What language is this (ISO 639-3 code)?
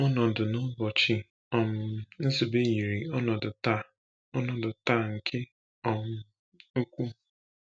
ibo